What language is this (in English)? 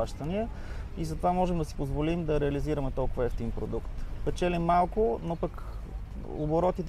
Bulgarian